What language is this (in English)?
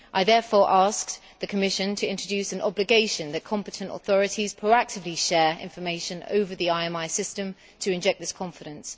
English